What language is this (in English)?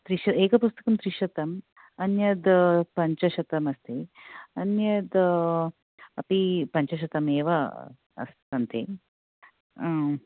Sanskrit